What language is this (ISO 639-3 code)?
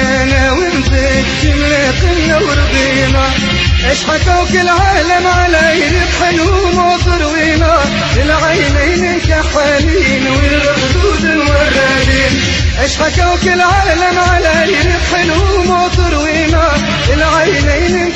ara